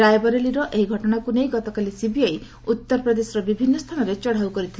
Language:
Odia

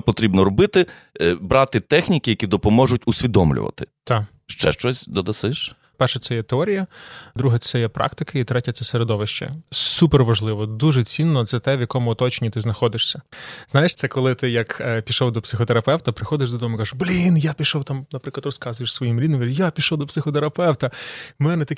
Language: Ukrainian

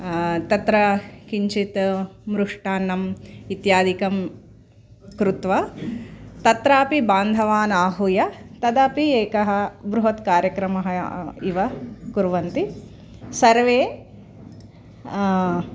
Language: Sanskrit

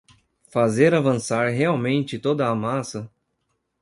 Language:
Portuguese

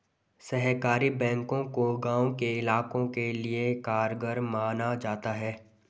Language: Hindi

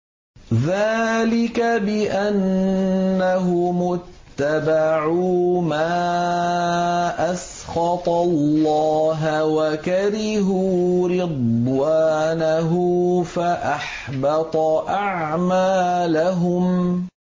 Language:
Arabic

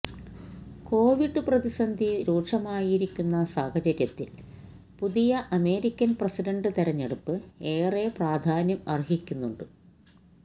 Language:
Malayalam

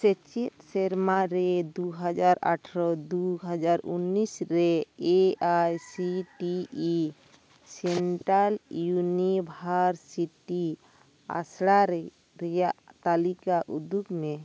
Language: Santali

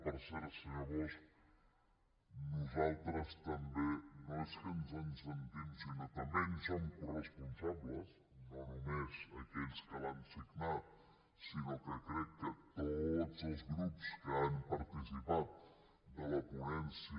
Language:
Catalan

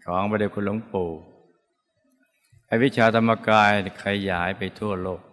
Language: Thai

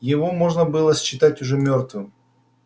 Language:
Russian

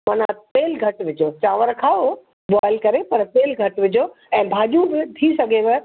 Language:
Sindhi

